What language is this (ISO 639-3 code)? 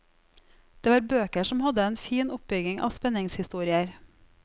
nor